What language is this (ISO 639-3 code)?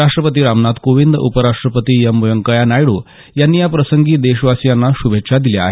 mar